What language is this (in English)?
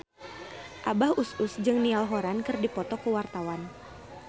Sundanese